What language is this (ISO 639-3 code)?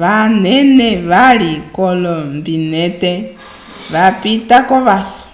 umb